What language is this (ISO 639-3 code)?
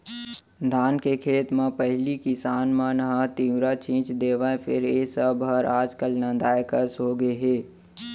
hne